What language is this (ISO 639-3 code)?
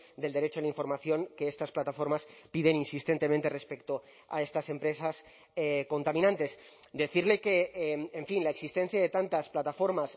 spa